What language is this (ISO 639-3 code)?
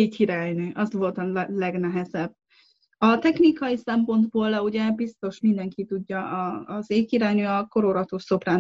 hun